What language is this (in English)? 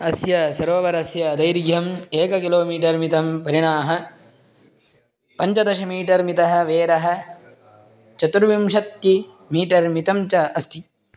Sanskrit